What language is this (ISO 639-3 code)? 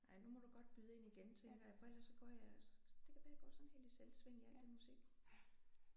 dan